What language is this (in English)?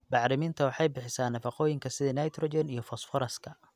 Somali